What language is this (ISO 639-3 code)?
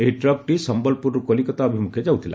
ori